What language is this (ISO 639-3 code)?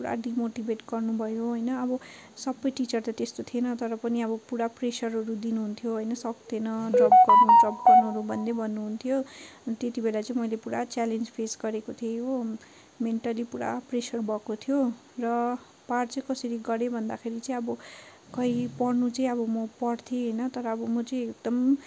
nep